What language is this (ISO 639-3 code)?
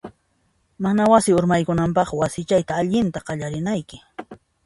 qxp